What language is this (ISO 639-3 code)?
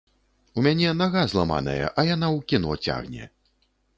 bel